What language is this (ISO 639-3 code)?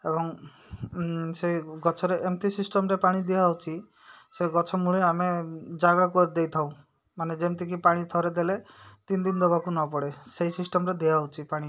ori